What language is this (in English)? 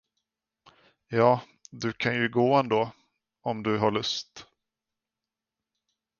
Swedish